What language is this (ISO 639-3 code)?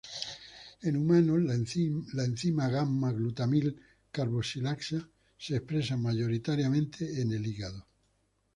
spa